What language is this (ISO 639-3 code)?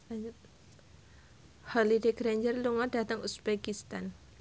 jav